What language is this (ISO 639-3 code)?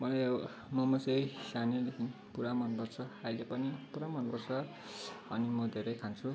nep